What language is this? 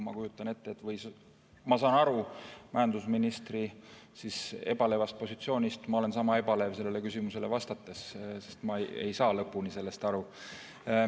Estonian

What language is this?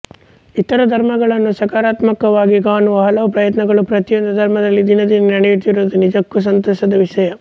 Kannada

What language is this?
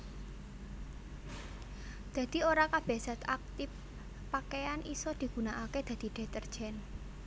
Javanese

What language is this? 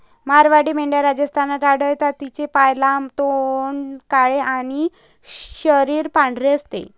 Marathi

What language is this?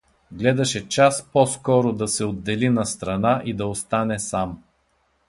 Bulgarian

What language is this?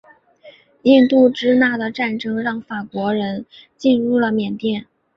Chinese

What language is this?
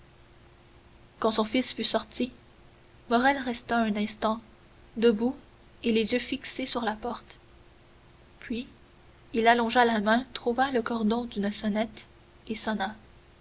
French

